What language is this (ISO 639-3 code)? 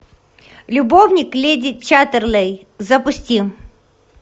rus